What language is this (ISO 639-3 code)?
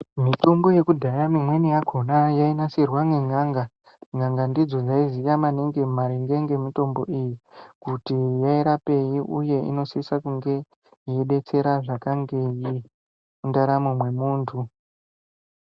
ndc